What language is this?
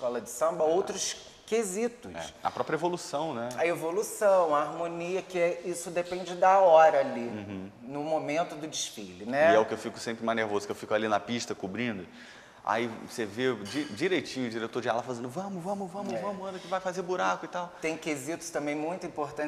Portuguese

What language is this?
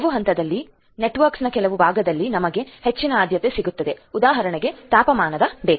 Kannada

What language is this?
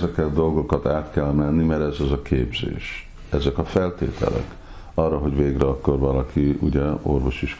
Hungarian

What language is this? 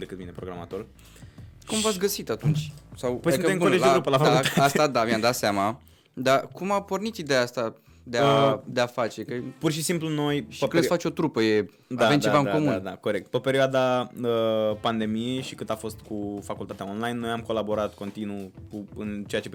Romanian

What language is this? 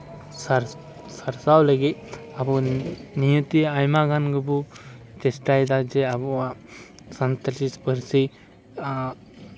Santali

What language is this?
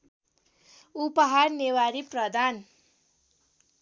Nepali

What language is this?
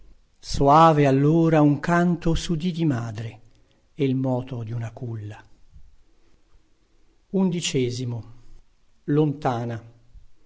Italian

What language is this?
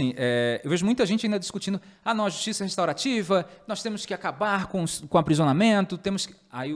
Portuguese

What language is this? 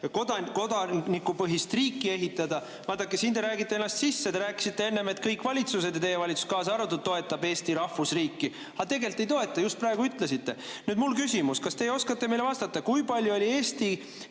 Estonian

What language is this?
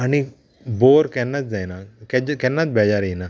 Konkani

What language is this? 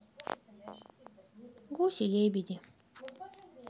Russian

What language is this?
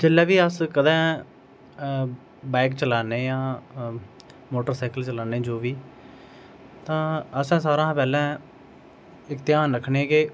Dogri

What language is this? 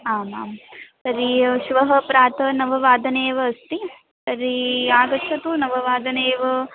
Sanskrit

